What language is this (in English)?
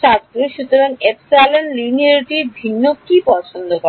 Bangla